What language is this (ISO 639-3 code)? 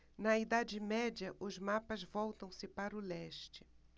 por